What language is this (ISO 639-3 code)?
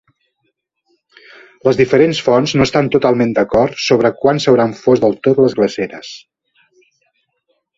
cat